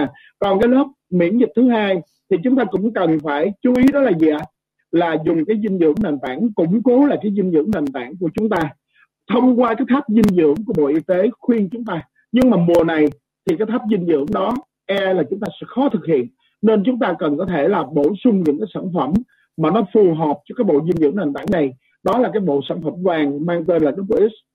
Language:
Vietnamese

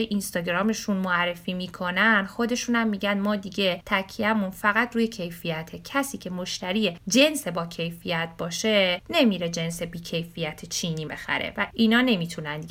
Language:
Persian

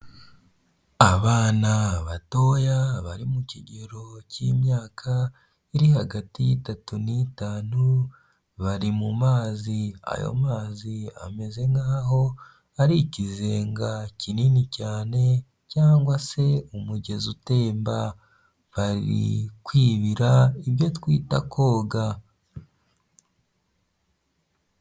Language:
Kinyarwanda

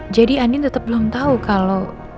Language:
Indonesian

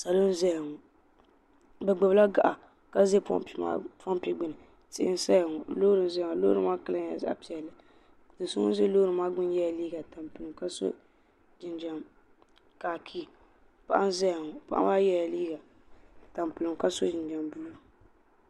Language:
Dagbani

